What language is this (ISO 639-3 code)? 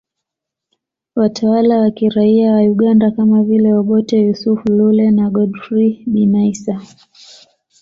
swa